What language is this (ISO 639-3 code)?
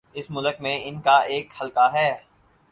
urd